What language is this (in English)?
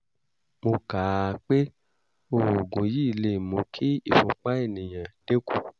Yoruba